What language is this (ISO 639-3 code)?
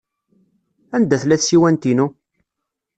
kab